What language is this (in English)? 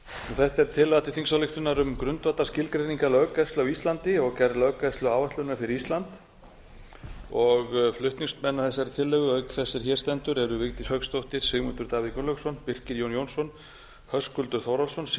Icelandic